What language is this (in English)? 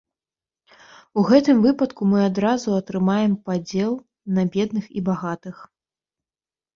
Belarusian